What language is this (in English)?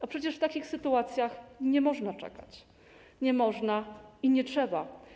Polish